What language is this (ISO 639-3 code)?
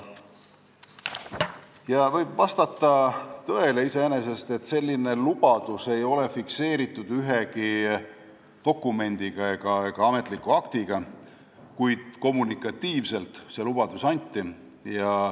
est